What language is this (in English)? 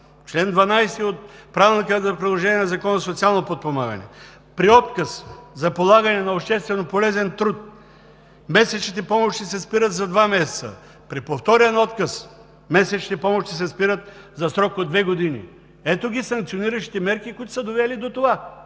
Bulgarian